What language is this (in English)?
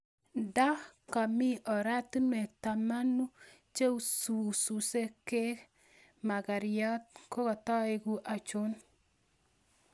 Kalenjin